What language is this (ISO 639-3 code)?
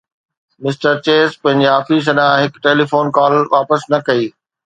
snd